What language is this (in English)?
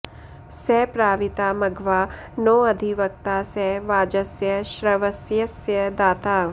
Sanskrit